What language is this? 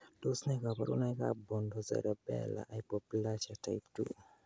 Kalenjin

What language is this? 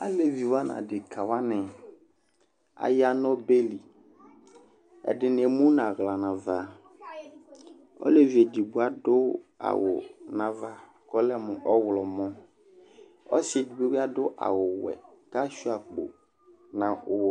Ikposo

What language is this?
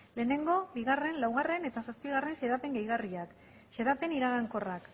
Basque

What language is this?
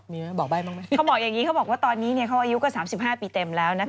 Thai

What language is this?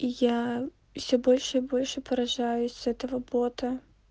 Russian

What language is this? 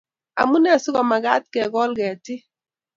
Kalenjin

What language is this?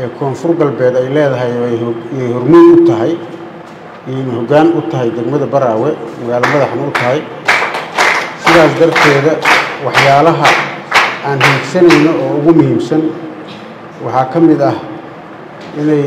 Arabic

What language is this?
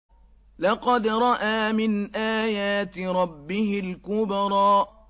Arabic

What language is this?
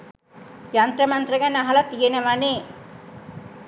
Sinhala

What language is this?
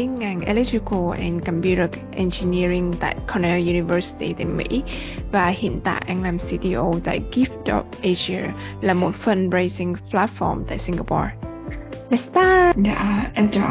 Vietnamese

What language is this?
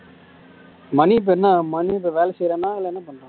Tamil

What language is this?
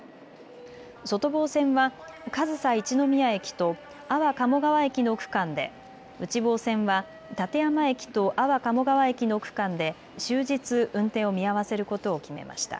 Japanese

